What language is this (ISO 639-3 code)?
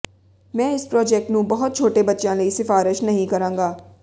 pan